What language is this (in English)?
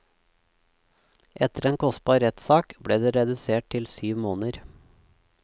Norwegian